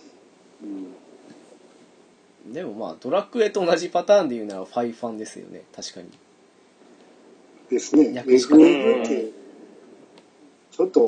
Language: Japanese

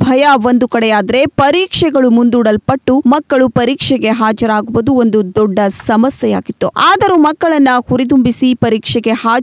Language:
Romanian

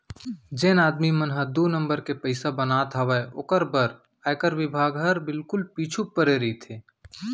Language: Chhattisgarhi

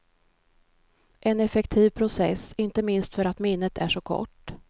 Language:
Swedish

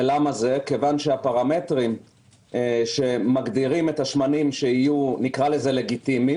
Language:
Hebrew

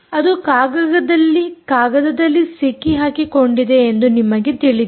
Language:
Kannada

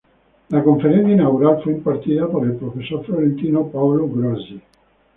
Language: Spanish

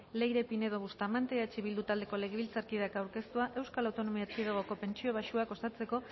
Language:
Basque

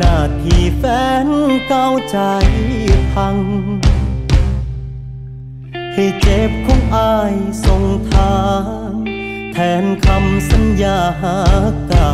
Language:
Thai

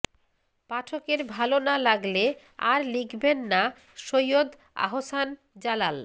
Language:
Bangla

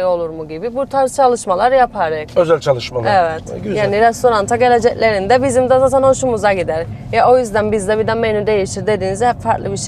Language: Turkish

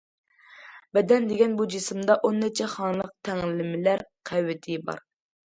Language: Uyghur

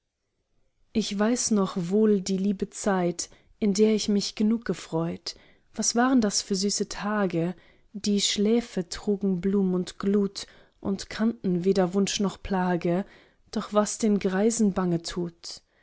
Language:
German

